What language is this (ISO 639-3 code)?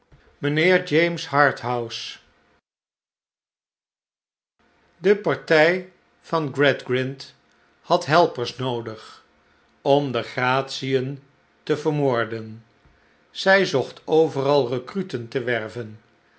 nld